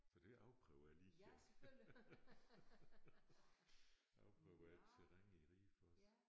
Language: Danish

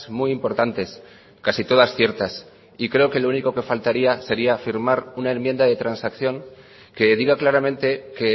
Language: Spanish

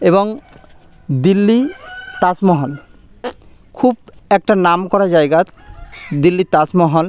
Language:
Bangla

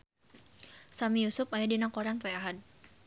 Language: Sundanese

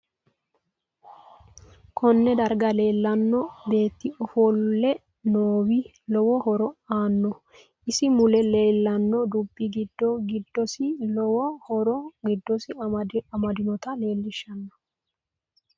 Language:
Sidamo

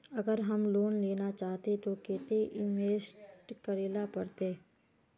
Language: Magahi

